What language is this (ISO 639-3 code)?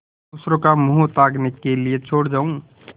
hin